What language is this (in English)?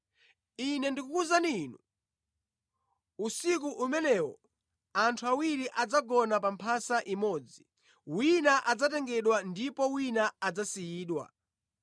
Nyanja